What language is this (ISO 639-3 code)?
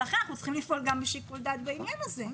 heb